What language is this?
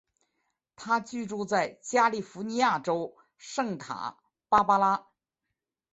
Chinese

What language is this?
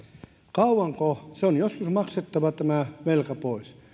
Finnish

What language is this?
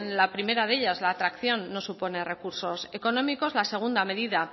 Spanish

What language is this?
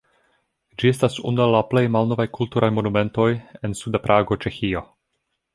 Esperanto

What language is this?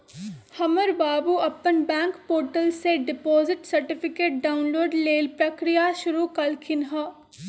Magahi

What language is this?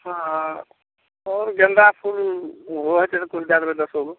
Maithili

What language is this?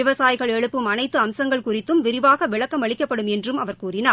Tamil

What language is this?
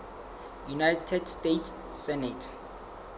Southern Sotho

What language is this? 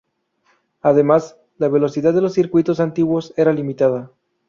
Spanish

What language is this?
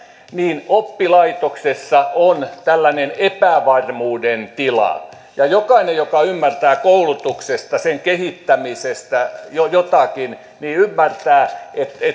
Finnish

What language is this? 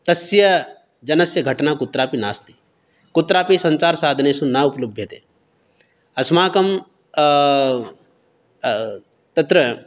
Sanskrit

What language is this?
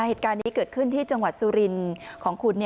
Thai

